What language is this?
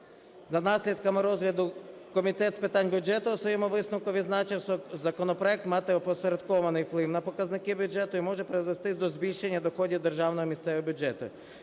Ukrainian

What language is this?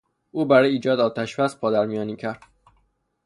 Persian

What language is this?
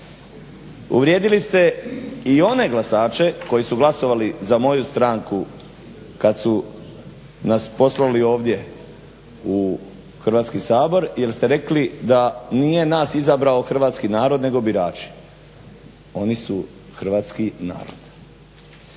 Croatian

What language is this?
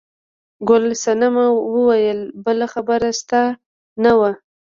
Pashto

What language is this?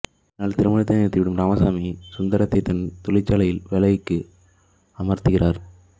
Tamil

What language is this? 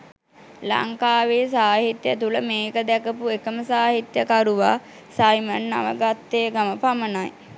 Sinhala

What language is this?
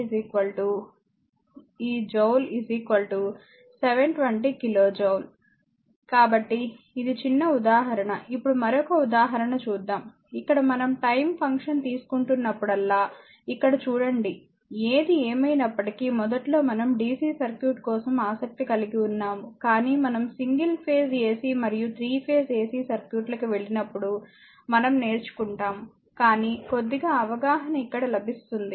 Telugu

